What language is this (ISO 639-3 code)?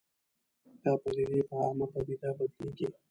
pus